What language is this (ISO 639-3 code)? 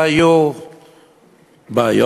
heb